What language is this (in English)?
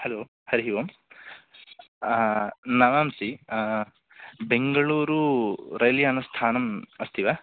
Sanskrit